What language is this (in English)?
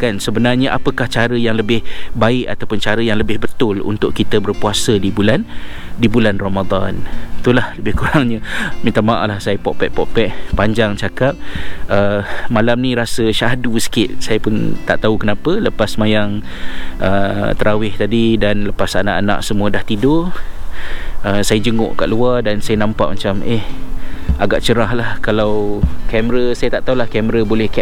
Malay